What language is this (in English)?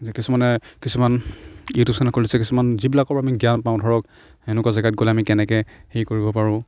Assamese